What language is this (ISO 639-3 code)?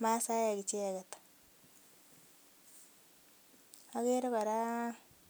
kln